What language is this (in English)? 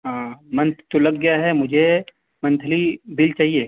Urdu